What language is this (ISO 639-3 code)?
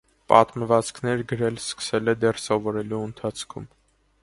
hye